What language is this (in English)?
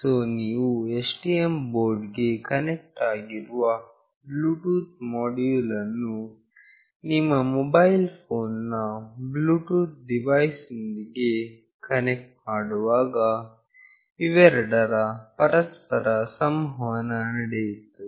Kannada